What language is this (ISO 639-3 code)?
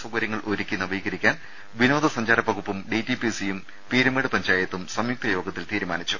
mal